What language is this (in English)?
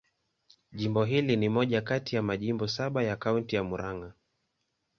Swahili